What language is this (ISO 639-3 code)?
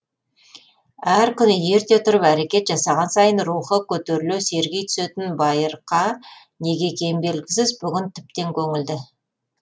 kaz